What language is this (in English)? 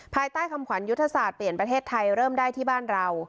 Thai